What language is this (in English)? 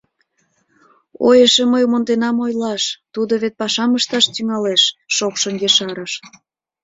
Mari